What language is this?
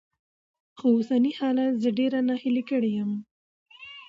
Pashto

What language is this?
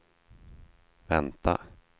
Swedish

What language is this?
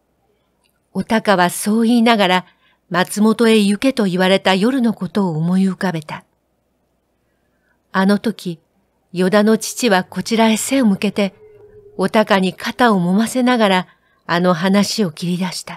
Japanese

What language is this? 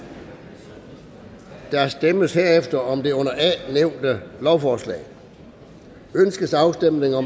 Danish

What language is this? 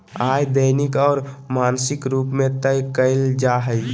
Magahi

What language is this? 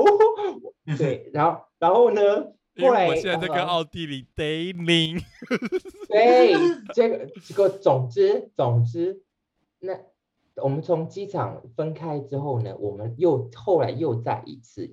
Chinese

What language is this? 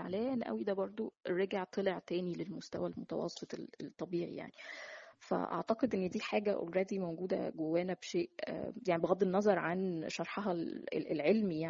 Arabic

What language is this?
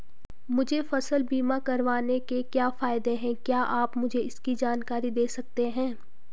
Hindi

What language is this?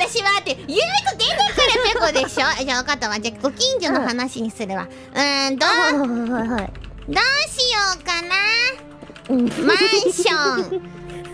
Japanese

